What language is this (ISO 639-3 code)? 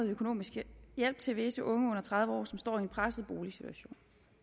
dan